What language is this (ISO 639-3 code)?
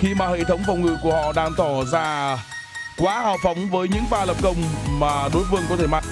vie